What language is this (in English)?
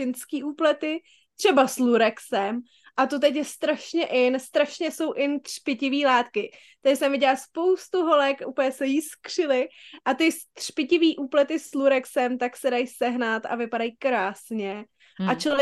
Czech